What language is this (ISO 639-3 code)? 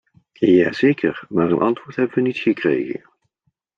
nld